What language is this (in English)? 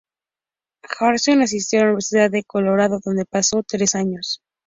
Spanish